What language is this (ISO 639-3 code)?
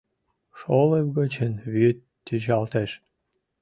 chm